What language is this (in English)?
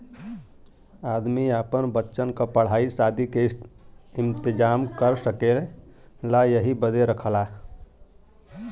Bhojpuri